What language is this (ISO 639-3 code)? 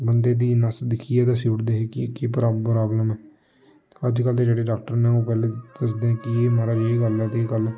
doi